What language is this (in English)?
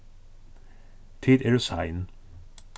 Faroese